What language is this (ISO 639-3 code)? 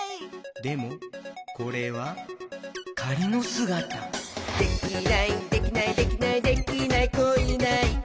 jpn